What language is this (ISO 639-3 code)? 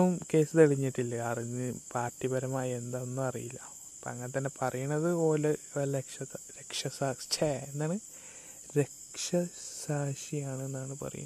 mal